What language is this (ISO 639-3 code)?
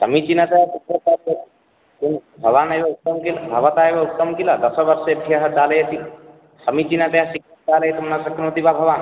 san